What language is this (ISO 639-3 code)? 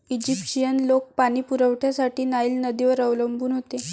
mar